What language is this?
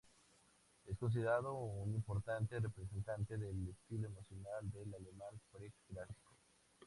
Spanish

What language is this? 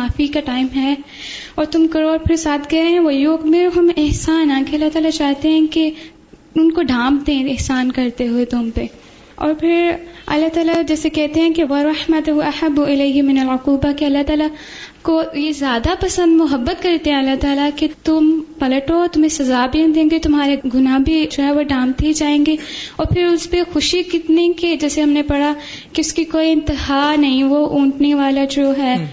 Urdu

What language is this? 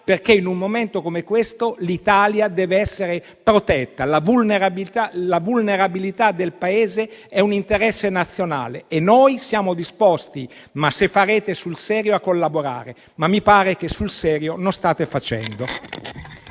Italian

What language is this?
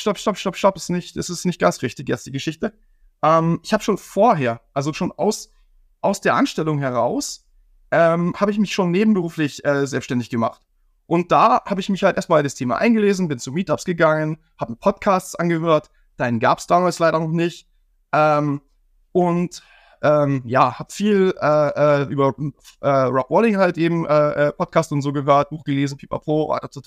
German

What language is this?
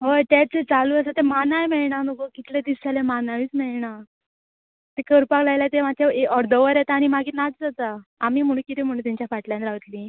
Konkani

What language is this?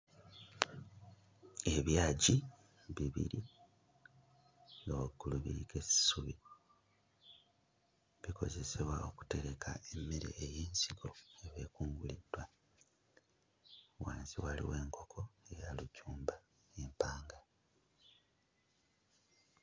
Ganda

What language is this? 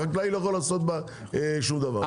Hebrew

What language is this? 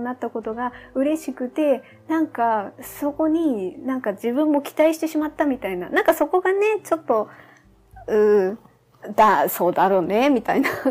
Japanese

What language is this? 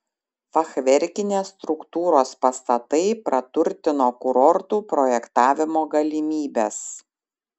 Lithuanian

